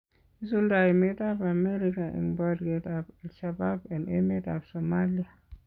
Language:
Kalenjin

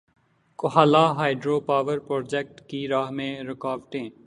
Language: Urdu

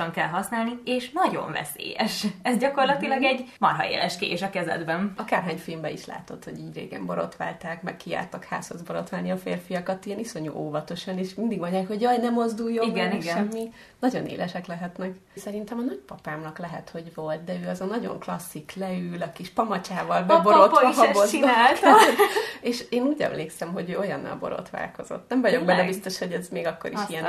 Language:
Hungarian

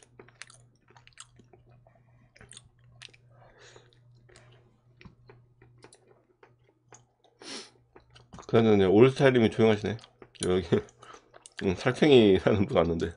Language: Korean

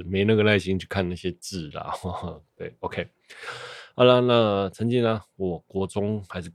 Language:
Chinese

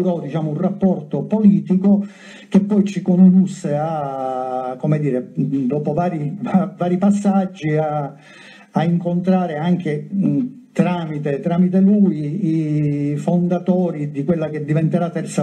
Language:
Italian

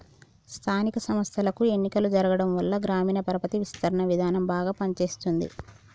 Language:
Telugu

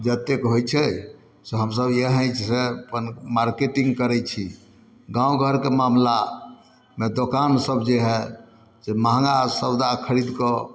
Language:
Maithili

